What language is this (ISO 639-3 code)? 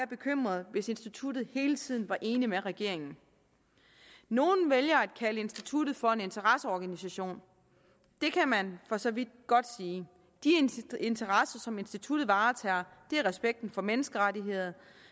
dan